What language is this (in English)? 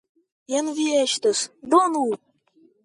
Esperanto